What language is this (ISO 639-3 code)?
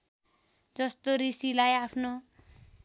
nep